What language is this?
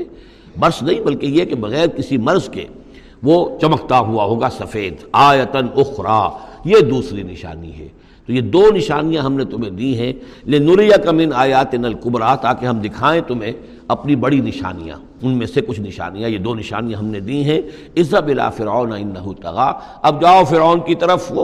Urdu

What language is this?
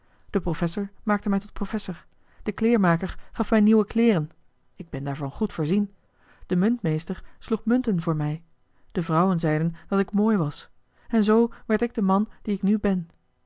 Dutch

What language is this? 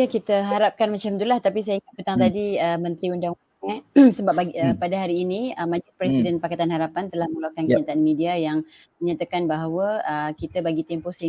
Malay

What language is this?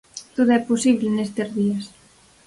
Galician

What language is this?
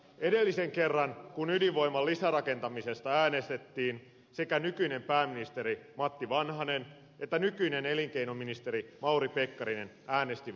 Finnish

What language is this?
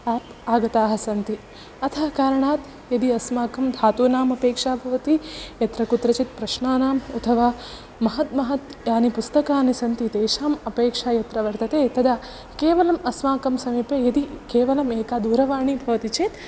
Sanskrit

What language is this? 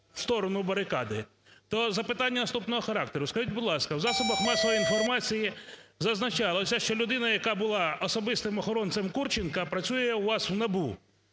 Ukrainian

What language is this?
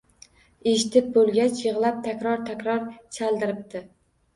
Uzbek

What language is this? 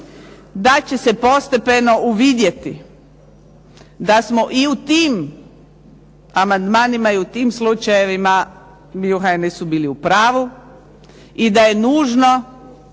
Croatian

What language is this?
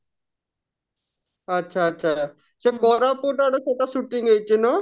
Odia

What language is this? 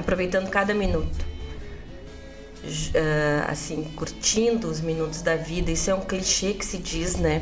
Portuguese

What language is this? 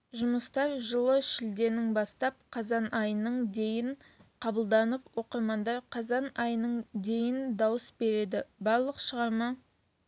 Kazakh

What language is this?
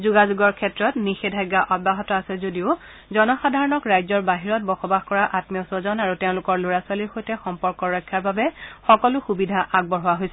Assamese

